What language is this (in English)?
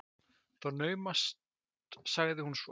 Icelandic